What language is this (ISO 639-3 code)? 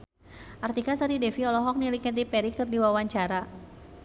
sun